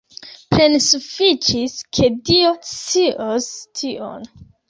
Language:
Esperanto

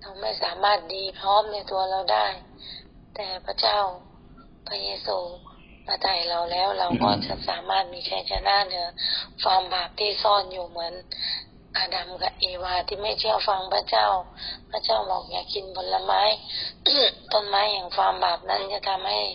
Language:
Thai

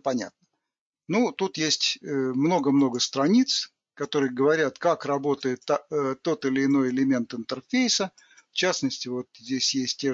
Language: Russian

